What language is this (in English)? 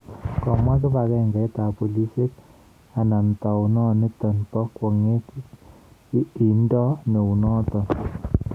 Kalenjin